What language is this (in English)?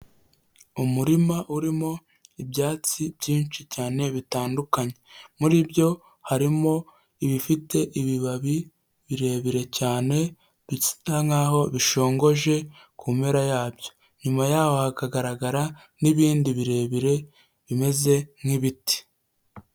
Kinyarwanda